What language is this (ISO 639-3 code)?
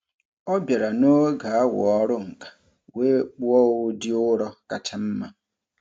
ibo